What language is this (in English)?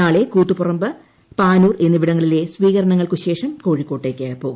Malayalam